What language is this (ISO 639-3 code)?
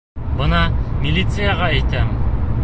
bak